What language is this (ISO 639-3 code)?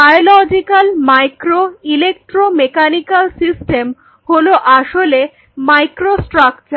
ben